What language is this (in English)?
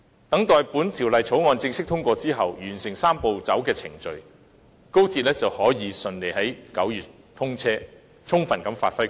Cantonese